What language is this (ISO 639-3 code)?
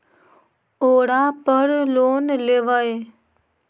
mag